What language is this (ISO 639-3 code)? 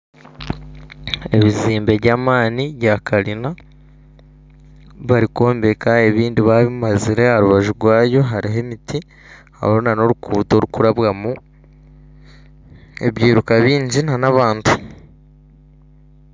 nyn